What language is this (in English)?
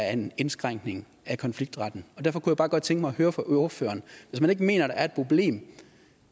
Danish